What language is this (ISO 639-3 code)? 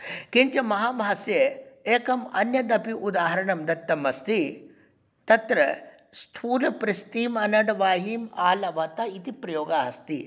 san